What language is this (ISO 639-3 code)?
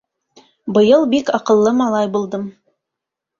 bak